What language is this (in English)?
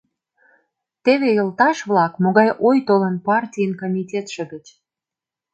Mari